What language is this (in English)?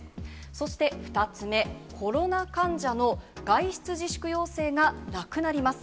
Japanese